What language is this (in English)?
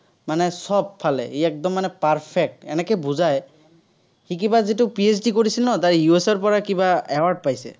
Assamese